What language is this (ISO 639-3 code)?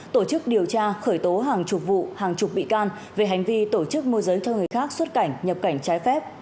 vie